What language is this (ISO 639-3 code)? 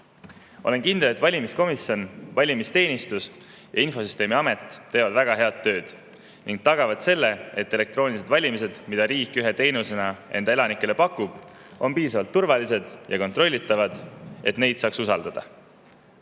est